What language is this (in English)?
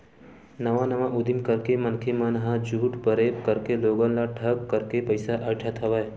Chhattisgarhi